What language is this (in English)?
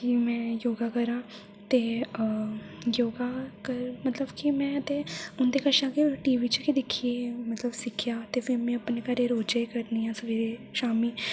Dogri